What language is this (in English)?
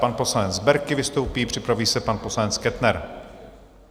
Czech